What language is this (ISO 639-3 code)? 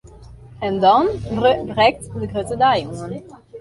fry